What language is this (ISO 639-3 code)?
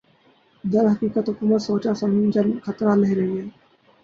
urd